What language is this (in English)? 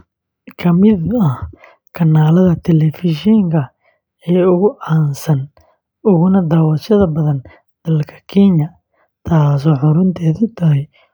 Somali